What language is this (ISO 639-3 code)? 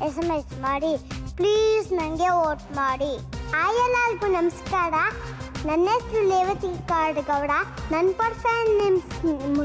kan